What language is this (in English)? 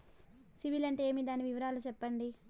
Telugu